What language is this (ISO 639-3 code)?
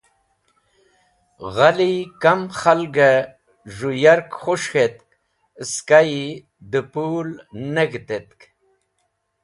wbl